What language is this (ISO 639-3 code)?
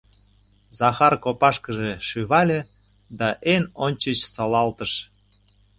chm